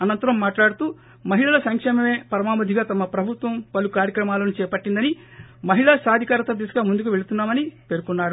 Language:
Telugu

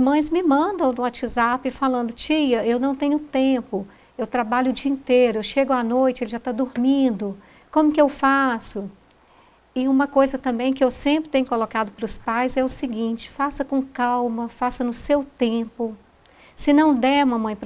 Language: Portuguese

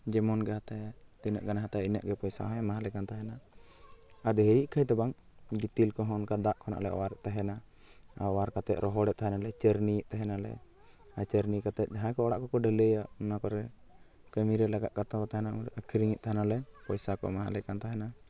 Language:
Santali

